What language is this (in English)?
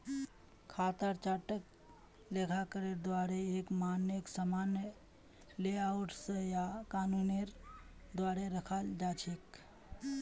Magahi